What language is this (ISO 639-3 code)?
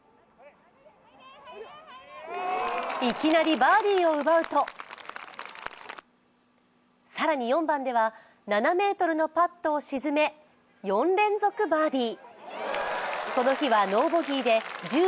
jpn